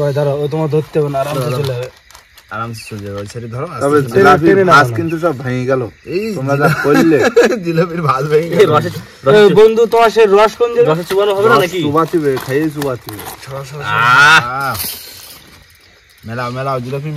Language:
Bangla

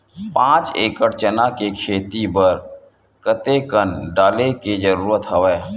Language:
Chhattisgarhi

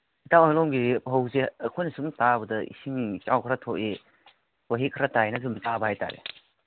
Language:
Manipuri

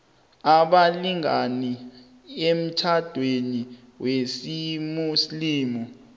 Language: South Ndebele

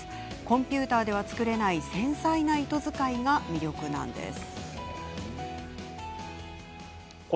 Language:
Japanese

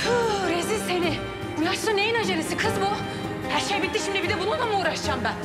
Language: Turkish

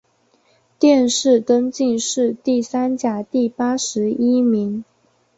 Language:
Chinese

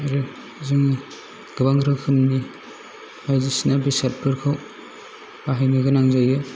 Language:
Bodo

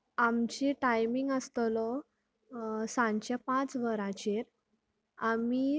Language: Konkani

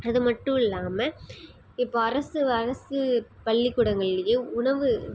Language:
Tamil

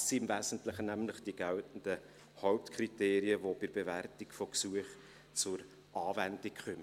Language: Swiss German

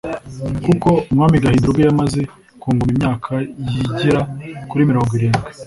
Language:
Kinyarwanda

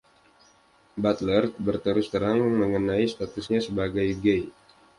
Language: Indonesian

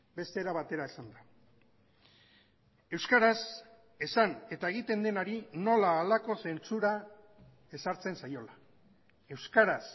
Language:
Basque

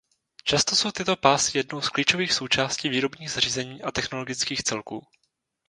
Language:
Czech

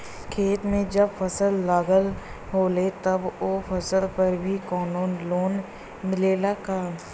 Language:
Bhojpuri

